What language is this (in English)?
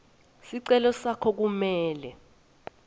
Swati